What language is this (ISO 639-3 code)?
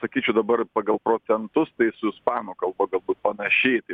lit